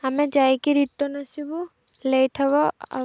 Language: Odia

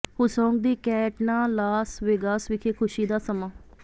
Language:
Punjabi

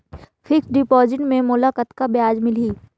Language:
Chhattisgarhi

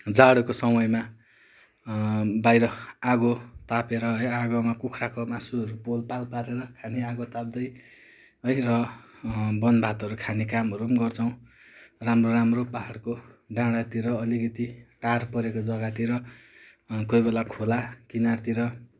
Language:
Nepali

